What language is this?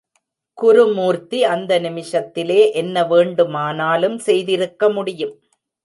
Tamil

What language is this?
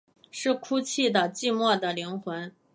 Chinese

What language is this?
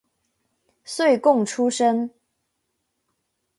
Chinese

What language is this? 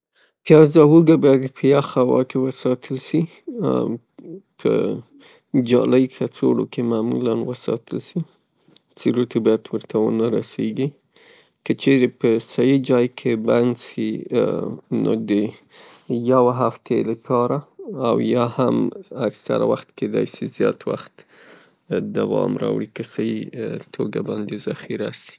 Pashto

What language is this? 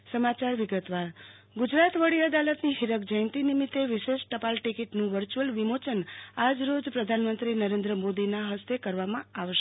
Gujarati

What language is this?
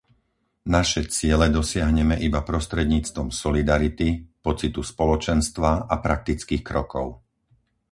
Slovak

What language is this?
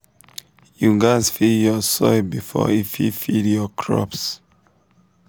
Nigerian Pidgin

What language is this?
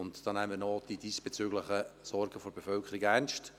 Swiss German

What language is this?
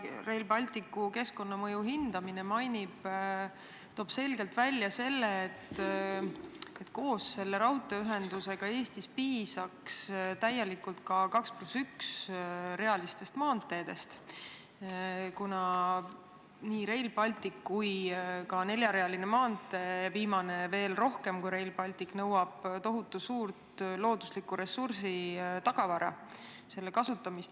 Estonian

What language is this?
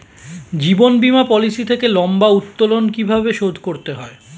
Bangla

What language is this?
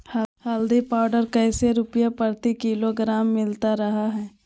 Magahi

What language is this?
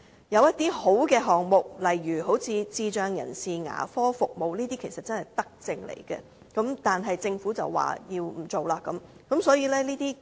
Cantonese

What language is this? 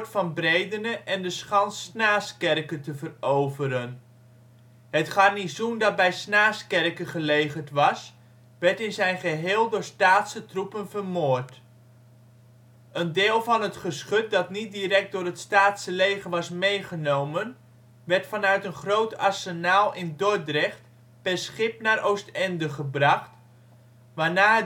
Dutch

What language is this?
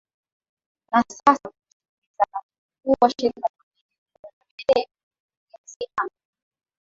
Swahili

